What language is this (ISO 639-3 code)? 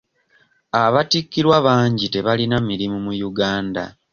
lug